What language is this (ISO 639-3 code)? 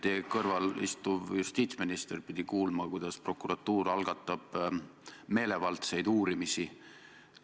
est